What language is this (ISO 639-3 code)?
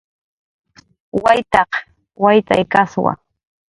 jqr